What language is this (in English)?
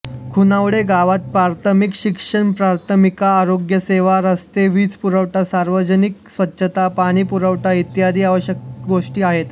Marathi